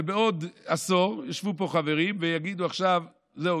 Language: Hebrew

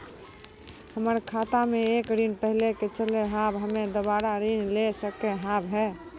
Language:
Maithili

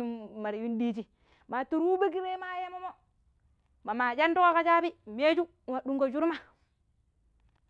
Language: Pero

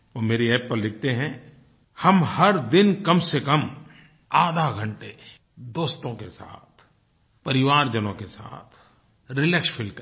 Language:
Hindi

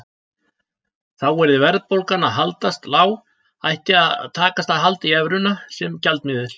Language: Icelandic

